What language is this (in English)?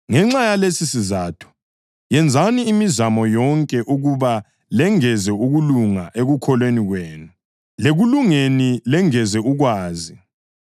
North Ndebele